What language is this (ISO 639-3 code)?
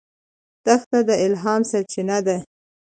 pus